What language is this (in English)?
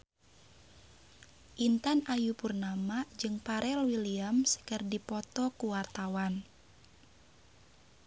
Sundanese